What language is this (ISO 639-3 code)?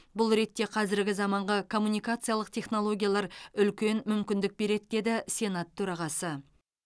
kaz